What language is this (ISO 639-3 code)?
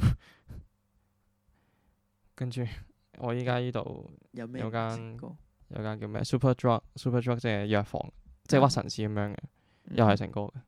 zho